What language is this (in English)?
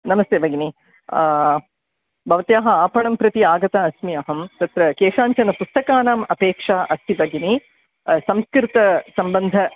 Sanskrit